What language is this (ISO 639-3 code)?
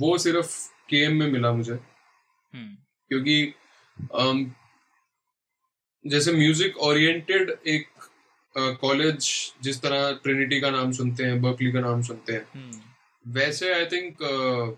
urd